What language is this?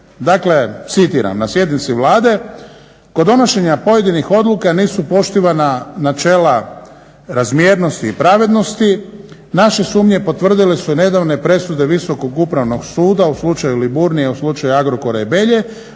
Croatian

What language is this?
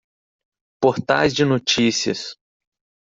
Portuguese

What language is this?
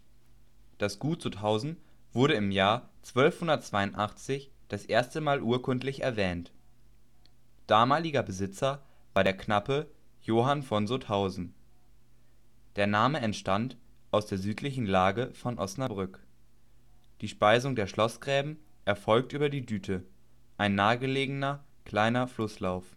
German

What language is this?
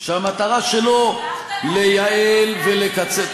Hebrew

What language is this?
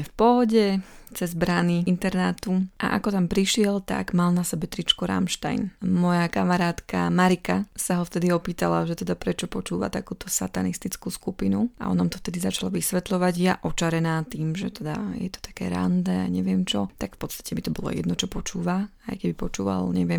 Slovak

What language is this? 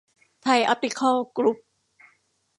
Thai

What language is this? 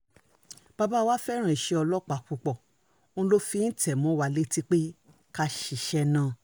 Yoruba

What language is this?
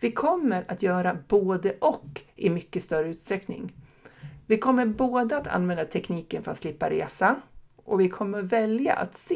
Swedish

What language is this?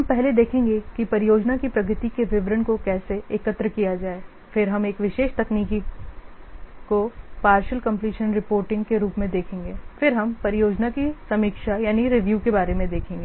Hindi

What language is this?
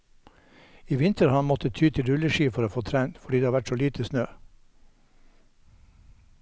Norwegian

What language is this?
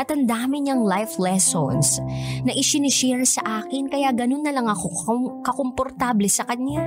Filipino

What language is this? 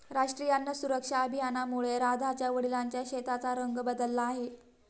Marathi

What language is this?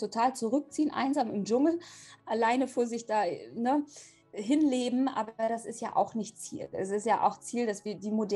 German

